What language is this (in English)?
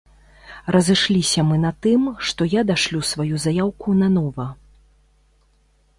Belarusian